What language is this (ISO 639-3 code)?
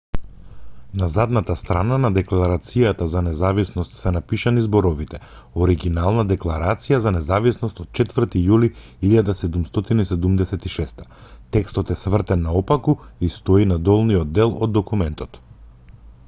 mkd